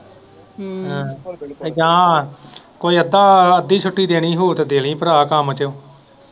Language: Punjabi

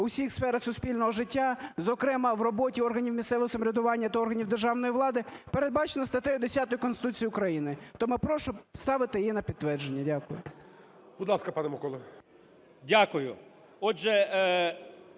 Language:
Ukrainian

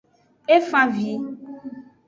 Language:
Aja (Benin)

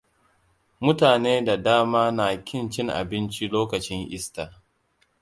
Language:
Hausa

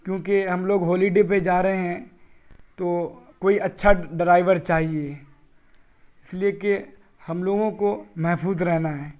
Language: Urdu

